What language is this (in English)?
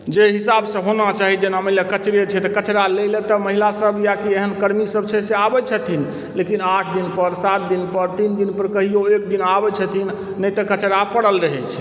Maithili